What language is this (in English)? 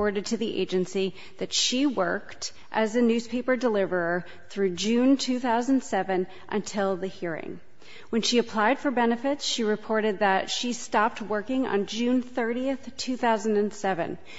English